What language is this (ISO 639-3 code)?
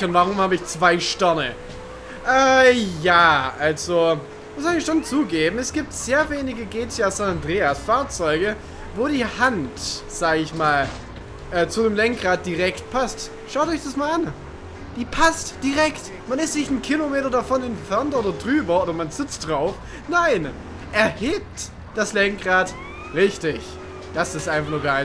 deu